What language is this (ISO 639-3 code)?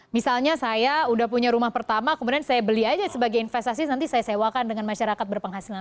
ind